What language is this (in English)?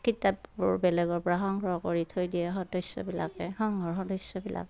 Assamese